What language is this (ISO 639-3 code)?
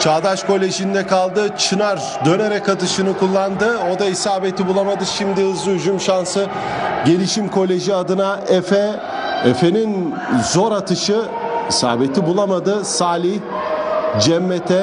tur